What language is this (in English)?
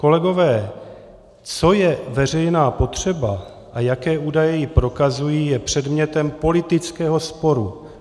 Czech